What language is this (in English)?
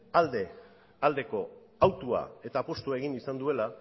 Basque